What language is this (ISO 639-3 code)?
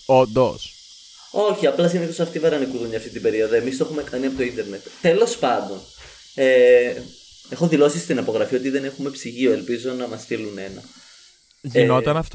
ell